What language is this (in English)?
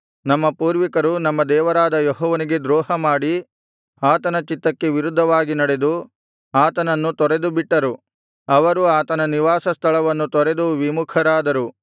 Kannada